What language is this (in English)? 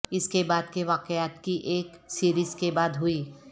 Urdu